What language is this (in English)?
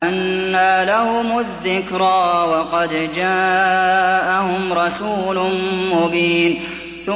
Arabic